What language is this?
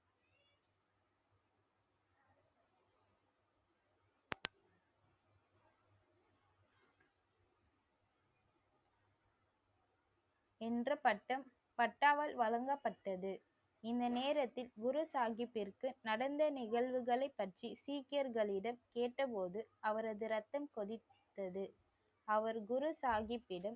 Tamil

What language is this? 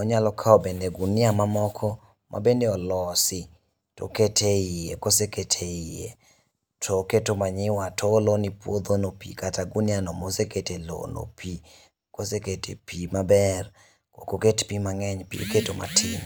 Luo (Kenya and Tanzania)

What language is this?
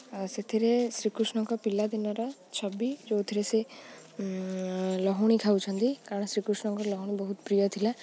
Odia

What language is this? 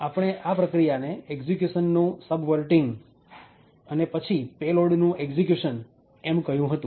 Gujarati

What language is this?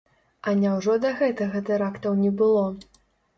Belarusian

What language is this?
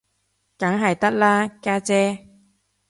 Cantonese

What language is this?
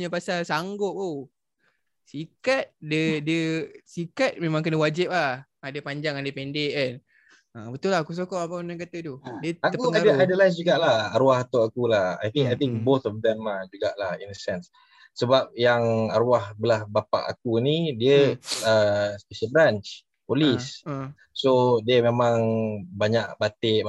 Malay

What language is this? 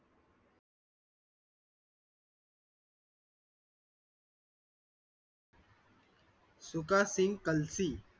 Marathi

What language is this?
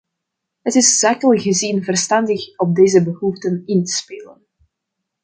Dutch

